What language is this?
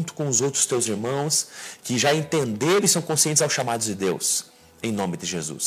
Portuguese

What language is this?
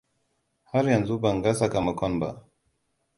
Hausa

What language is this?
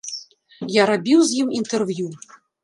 Belarusian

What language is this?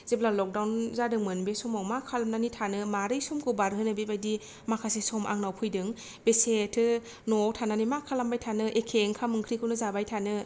Bodo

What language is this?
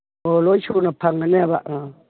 Manipuri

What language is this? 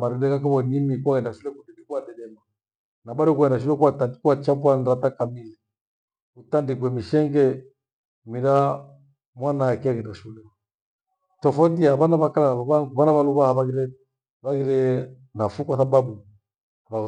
Gweno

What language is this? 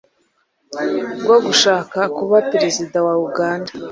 Kinyarwanda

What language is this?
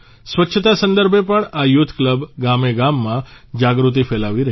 Gujarati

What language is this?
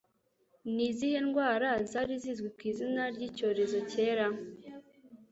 Kinyarwanda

